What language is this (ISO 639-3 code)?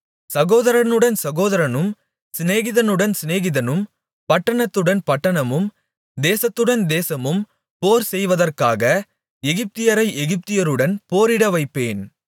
tam